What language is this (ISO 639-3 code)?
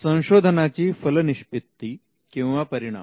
mar